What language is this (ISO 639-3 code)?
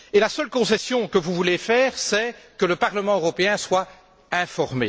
fra